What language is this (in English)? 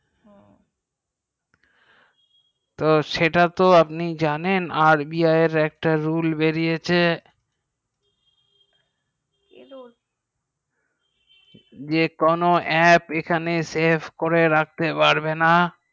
Bangla